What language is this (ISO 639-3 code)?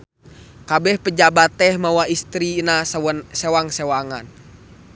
sun